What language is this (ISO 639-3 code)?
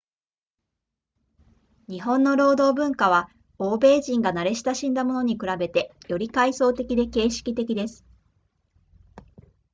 jpn